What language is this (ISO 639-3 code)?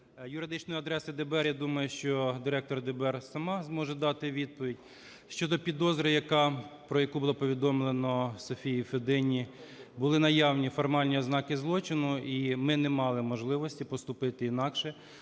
ukr